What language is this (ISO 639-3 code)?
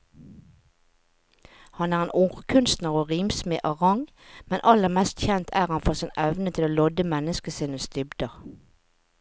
nor